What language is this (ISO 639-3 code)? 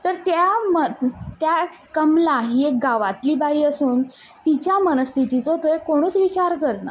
kok